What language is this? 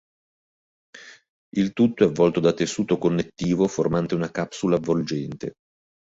Italian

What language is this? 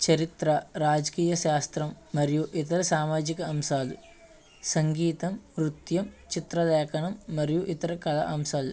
Telugu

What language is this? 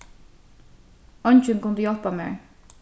Faroese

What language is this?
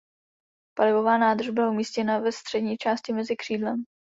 Czech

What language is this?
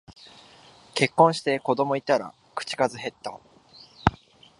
Japanese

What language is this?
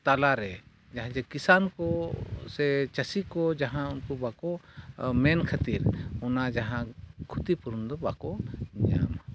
Santali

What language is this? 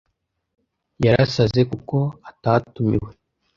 Kinyarwanda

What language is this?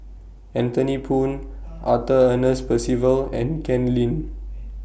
English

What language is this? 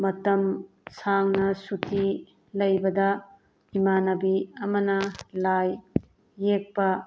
Manipuri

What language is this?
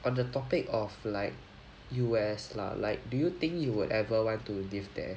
English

